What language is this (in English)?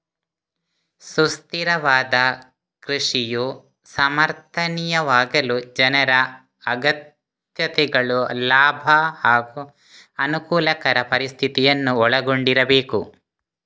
Kannada